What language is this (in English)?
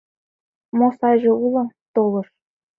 Mari